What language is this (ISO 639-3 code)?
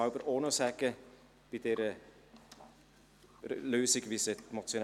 gsw